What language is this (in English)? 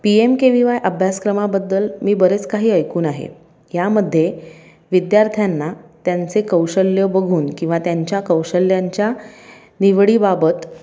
Marathi